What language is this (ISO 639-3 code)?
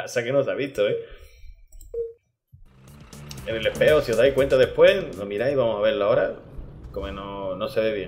spa